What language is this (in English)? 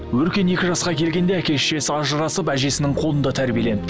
Kazakh